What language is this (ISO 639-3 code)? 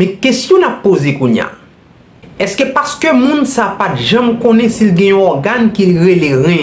fra